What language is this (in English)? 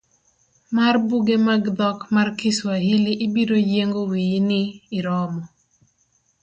Luo (Kenya and Tanzania)